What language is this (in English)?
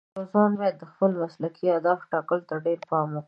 Pashto